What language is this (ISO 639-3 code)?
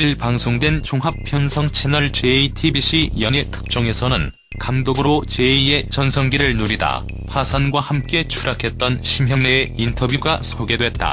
kor